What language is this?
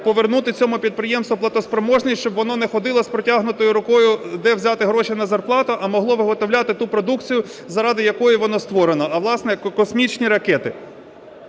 Ukrainian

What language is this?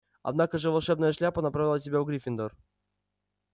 Russian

